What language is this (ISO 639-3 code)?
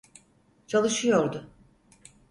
tur